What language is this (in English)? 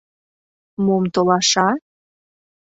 Mari